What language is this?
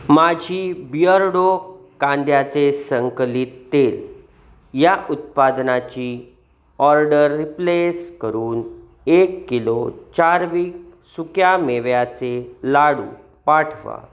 Marathi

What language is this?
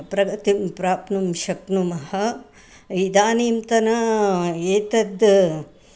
Sanskrit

